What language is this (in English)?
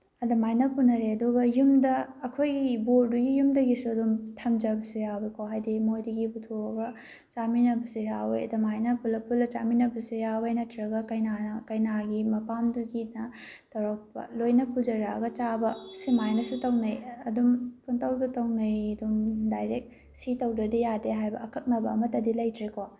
Manipuri